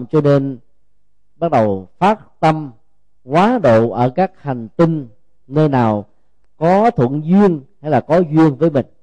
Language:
Vietnamese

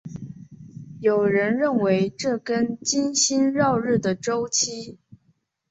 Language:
Chinese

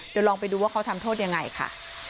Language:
Thai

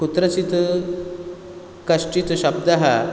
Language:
Sanskrit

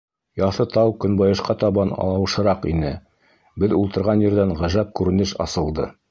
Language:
Bashkir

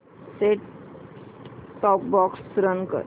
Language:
Marathi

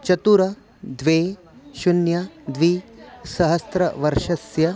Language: Sanskrit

